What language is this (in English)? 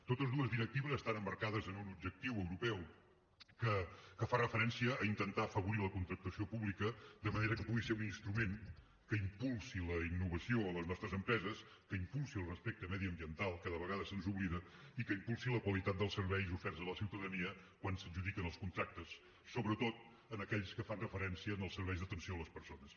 Catalan